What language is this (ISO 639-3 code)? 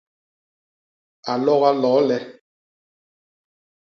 bas